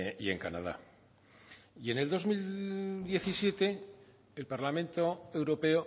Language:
Spanish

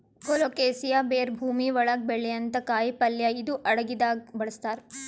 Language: Kannada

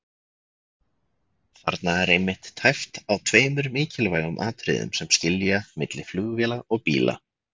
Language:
Icelandic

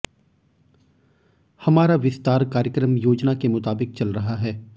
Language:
Hindi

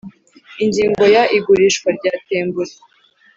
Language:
Kinyarwanda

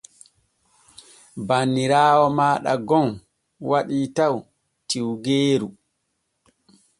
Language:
Borgu Fulfulde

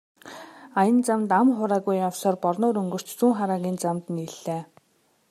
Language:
Mongolian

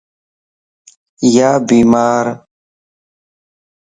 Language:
Lasi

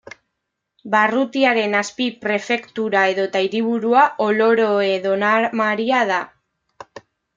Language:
Basque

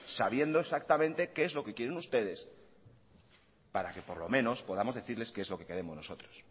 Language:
Spanish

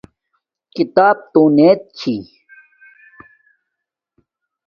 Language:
Domaaki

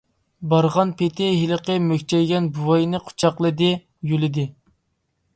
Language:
Uyghur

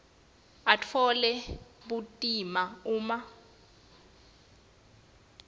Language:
Swati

